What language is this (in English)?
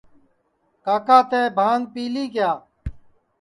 Sansi